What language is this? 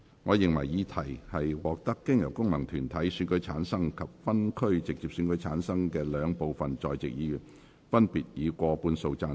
Cantonese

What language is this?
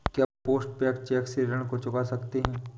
Hindi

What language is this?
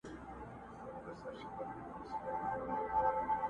Pashto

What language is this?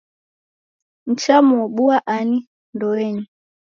Taita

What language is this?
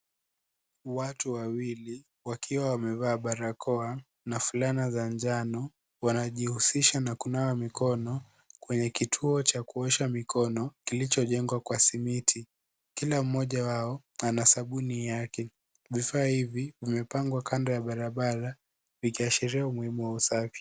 Swahili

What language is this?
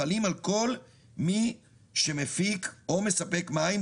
Hebrew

